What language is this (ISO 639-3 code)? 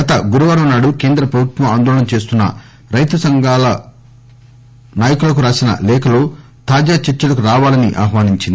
tel